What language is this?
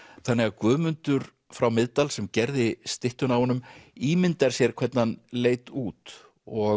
Icelandic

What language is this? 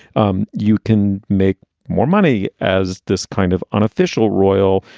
English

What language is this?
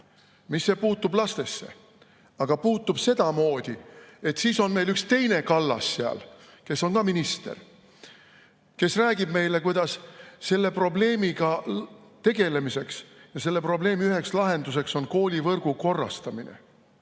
Estonian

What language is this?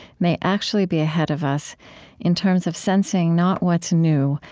English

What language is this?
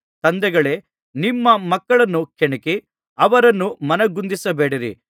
Kannada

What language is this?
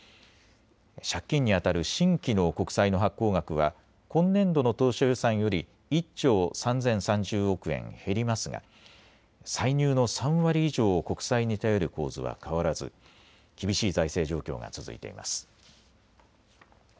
Japanese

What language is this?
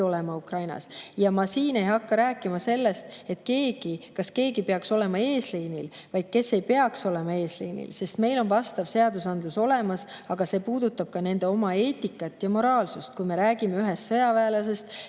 Estonian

